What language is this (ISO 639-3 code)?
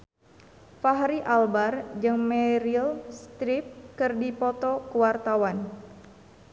sun